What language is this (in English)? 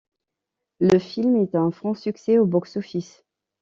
French